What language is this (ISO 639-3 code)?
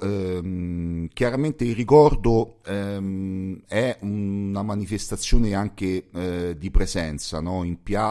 ita